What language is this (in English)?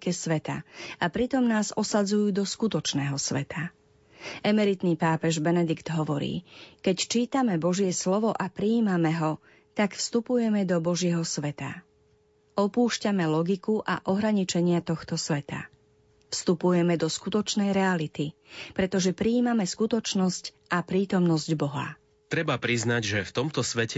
Slovak